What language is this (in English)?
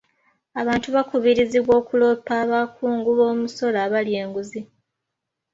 Ganda